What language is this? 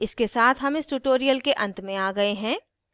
Hindi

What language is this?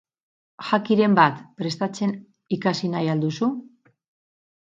Basque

